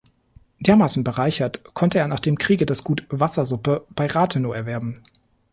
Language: German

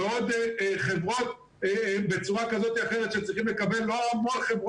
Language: Hebrew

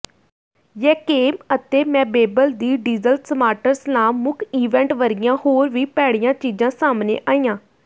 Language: Punjabi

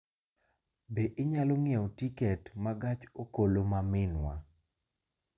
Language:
Luo (Kenya and Tanzania)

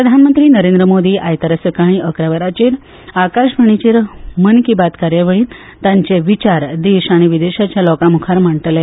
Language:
Konkani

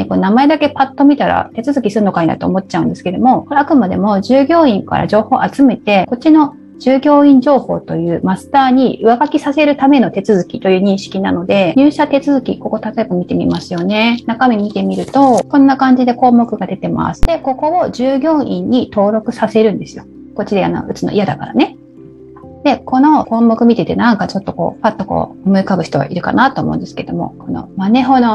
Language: Japanese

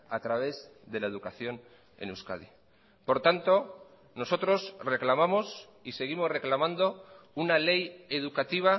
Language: Spanish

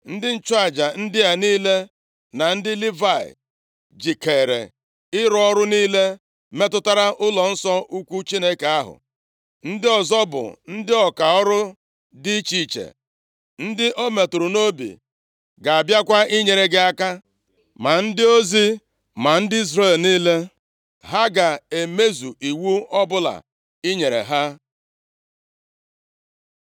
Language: Igbo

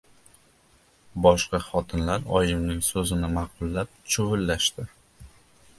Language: Uzbek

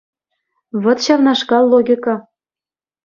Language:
Chuvash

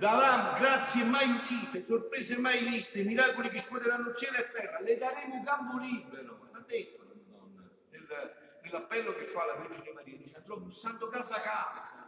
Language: Italian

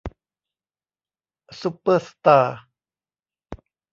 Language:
Thai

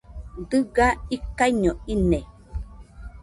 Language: Nüpode Huitoto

